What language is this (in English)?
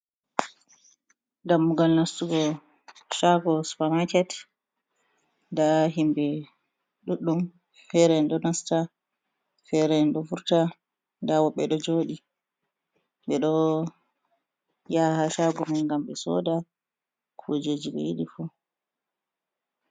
Fula